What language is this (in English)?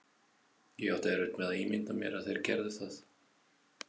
Icelandic